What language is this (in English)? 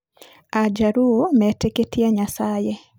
Kikuyu